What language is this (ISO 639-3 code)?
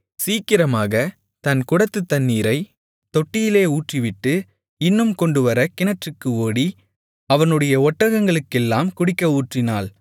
tam